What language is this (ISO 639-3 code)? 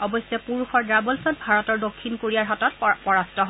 asm